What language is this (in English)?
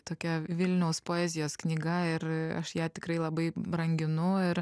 Lithuanian